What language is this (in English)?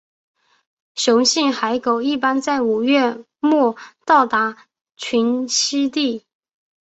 Chinese